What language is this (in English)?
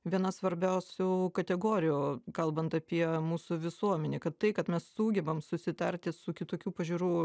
Lithuanian